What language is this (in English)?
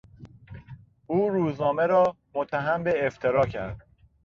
Persian